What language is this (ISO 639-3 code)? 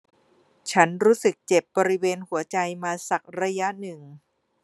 tha